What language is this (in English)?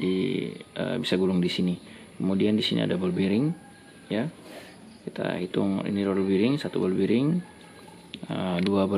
Indonesian